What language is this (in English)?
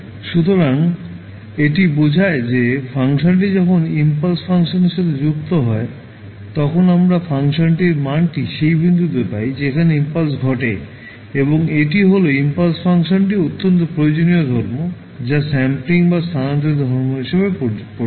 Bangla